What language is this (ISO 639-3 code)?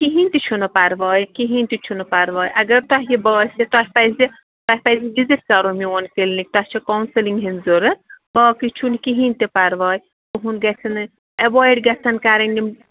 kas